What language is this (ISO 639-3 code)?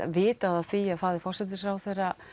isl